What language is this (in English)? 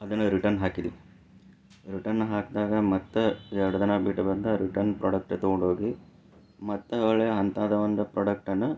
Kannada